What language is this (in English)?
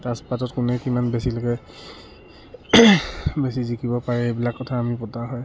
Assamese